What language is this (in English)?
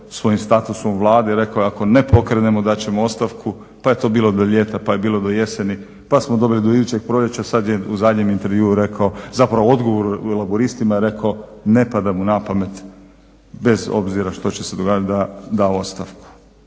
Croatian